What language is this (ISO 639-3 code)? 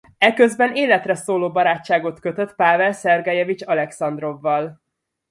hun